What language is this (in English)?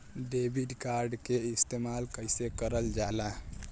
Bhojpuri